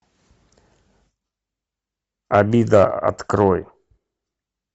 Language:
Russian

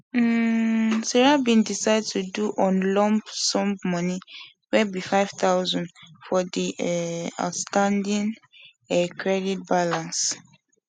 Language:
Nigerian Pidgin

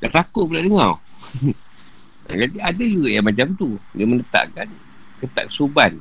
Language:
Malay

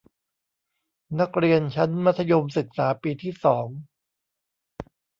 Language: Thai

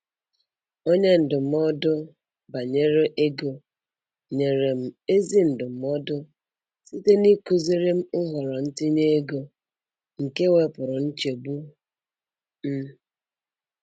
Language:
Igbo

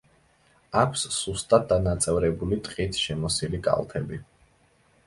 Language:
Georgian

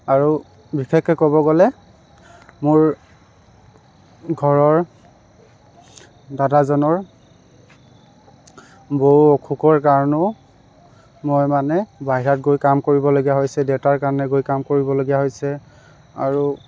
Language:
Assamese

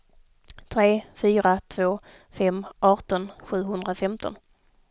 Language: Swedish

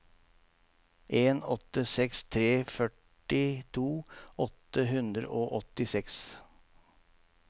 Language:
Norwegian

